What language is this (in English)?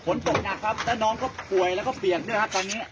Thai